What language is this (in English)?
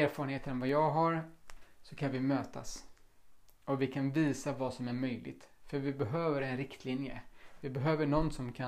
Swedish